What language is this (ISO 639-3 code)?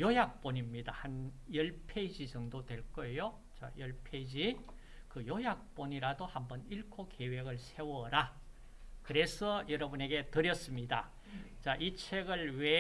kor